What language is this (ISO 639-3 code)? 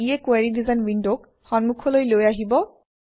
asm